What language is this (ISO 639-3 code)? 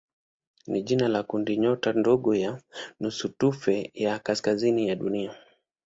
swa